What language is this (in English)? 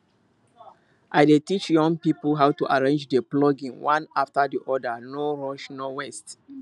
Nigerian Pidgin